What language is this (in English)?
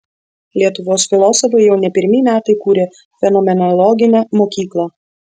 Lithuanian